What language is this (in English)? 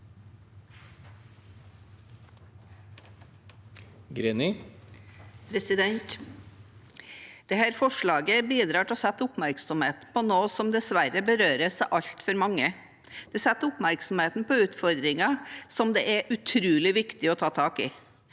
Norwegian